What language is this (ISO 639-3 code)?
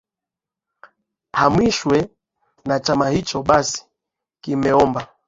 swa